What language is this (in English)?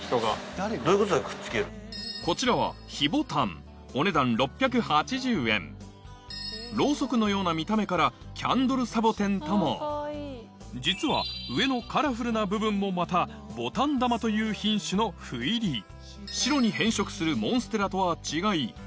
Japanese